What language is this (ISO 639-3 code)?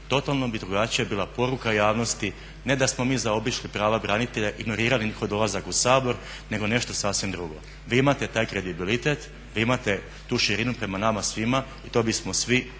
hrv